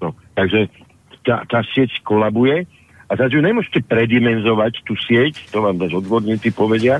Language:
Slovak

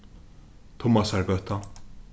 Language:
Faroese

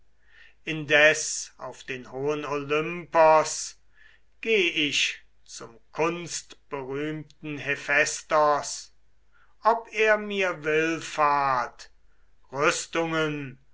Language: German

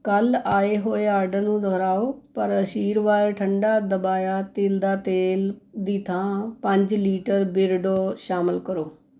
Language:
Punjabi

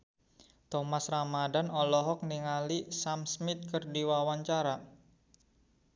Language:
Sundanese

